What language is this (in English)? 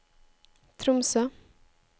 Norwegian